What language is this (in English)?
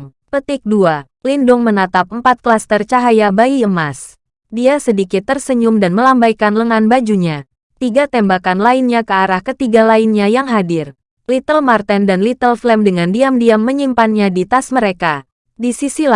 Indonesian